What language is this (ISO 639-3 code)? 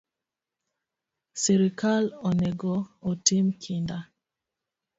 luo